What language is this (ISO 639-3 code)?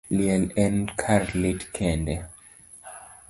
luo